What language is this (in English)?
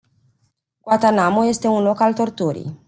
Romanian